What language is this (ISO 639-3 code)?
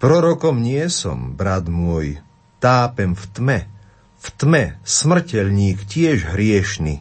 slk